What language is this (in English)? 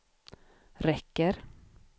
Swedish